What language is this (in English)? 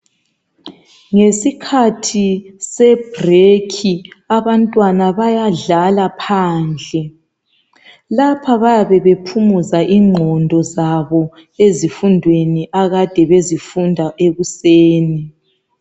North Ndebele